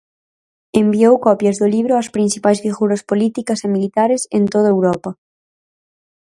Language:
Galician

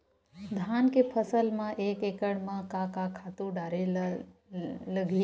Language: Chhattisgarhi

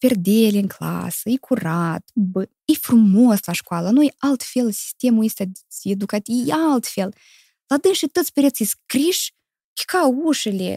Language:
Romanian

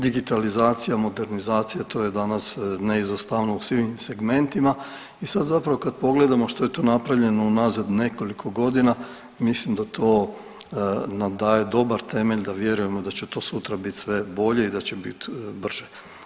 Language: Croatian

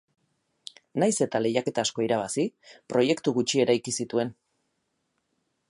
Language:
Basque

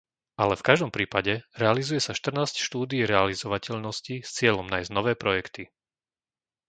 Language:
Slovak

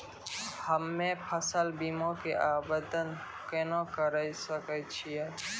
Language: Maithili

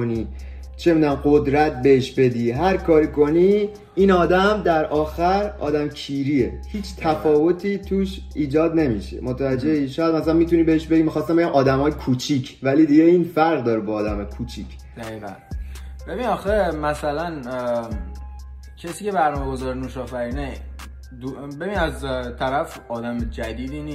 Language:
Persian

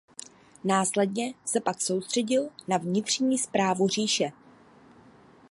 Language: Czech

